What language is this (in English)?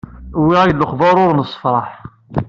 Kabyle